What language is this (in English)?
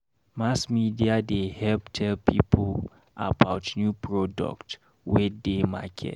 Nigerian Pidgin